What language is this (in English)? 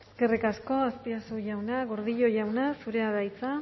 Basque